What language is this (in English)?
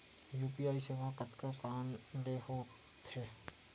Chhattisgarhi